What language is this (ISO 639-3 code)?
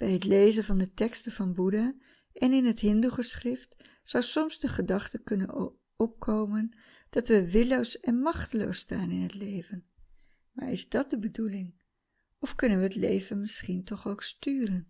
nld